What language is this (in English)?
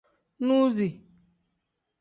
Tem